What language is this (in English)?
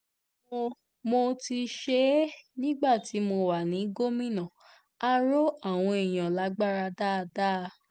Yoruba